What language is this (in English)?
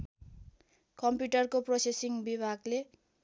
Nepali